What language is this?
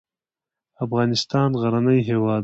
Pashto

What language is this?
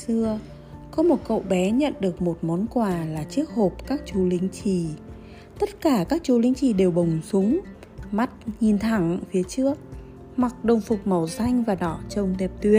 Vietnamese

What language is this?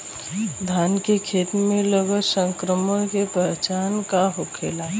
Bhojpuri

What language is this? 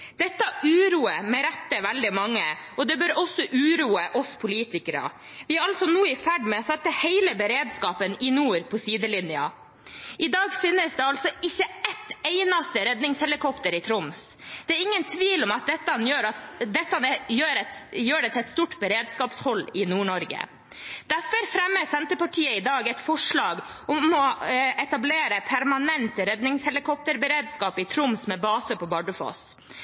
Norwegian Bokmål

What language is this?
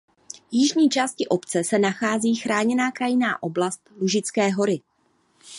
Czech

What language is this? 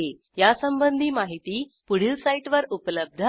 Marathi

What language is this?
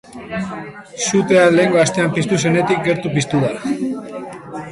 Basque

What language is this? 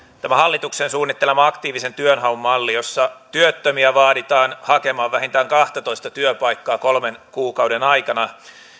Finnish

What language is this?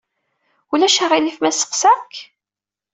Kabyle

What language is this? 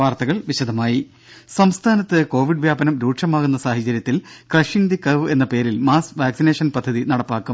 Malayalam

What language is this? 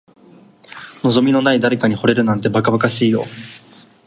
Japanese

